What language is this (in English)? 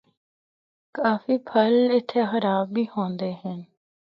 Northern Hindko